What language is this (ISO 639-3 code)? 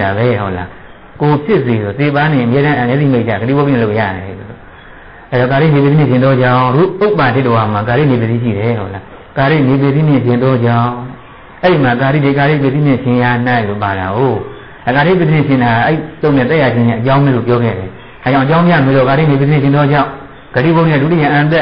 tha